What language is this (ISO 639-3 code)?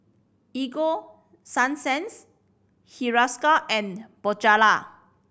eng